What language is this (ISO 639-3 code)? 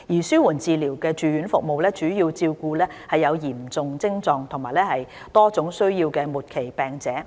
yue